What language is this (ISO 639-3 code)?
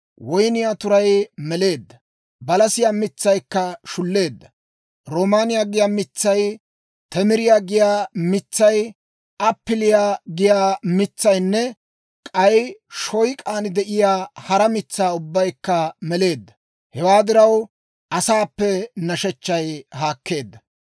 dwr